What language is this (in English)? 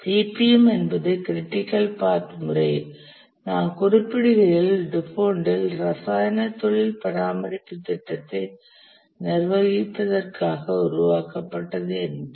Tamil